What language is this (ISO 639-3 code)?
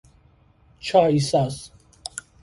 fas